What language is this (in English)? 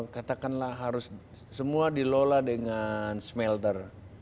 Indonesian